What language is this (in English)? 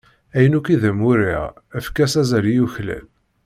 Kabyle